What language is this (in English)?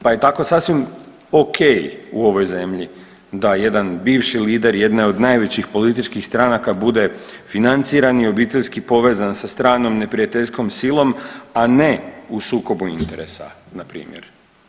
Croatian